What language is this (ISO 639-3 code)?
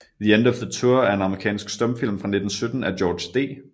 dan